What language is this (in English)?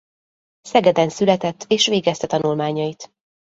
Hungarian